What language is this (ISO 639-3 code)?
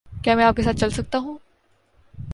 urd